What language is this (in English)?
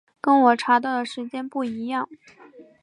Chinese